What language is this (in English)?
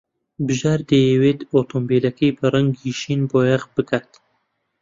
Central Kurdish